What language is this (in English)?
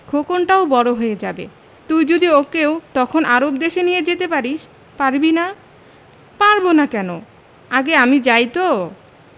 Bangla